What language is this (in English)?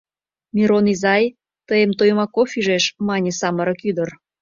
Mari